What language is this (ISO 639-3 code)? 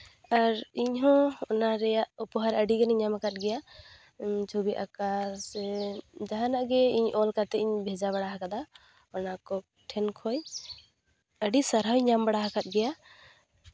sat